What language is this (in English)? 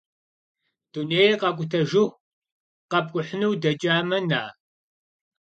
Kabardian